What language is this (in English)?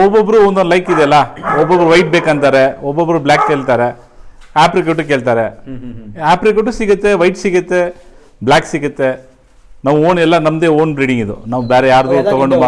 Kannada